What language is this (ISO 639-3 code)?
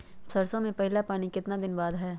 mag